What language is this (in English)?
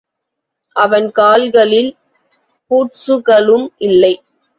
Tamil